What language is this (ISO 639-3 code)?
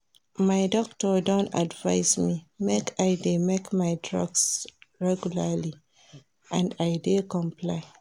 pcm